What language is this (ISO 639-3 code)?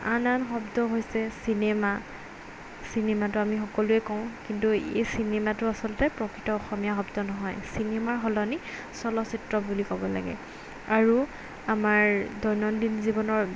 asm